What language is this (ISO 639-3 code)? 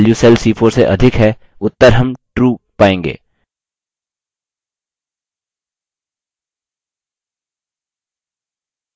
hin